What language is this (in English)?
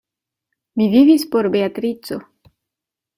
Esperanto